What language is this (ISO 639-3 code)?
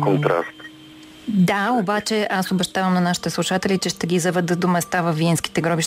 bul